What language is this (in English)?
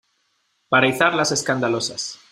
Spanish